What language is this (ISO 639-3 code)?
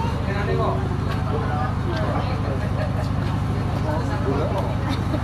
ind